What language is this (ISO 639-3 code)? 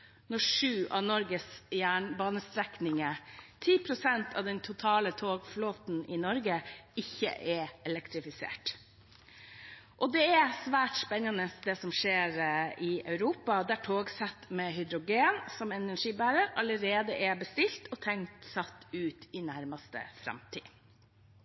nob